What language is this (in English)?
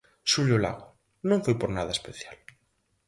Galician